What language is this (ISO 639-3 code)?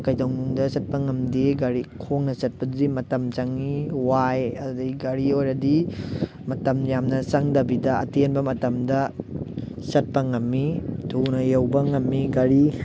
mni